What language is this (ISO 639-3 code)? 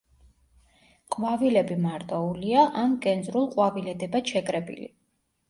kat